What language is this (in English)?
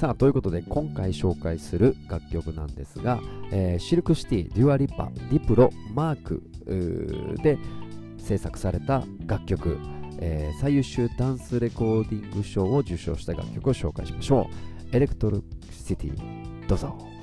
Japanese